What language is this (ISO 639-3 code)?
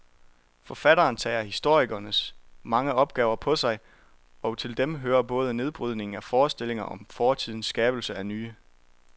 dan